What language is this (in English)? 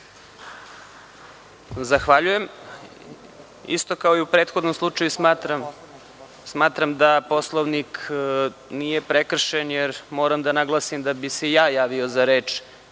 Serbian